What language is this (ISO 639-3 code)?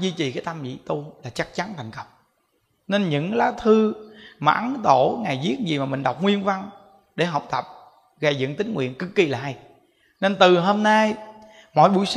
vie